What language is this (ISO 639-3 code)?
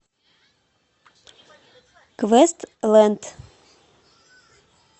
rus